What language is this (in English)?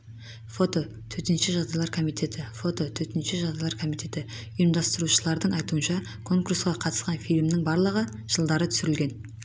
Kazakh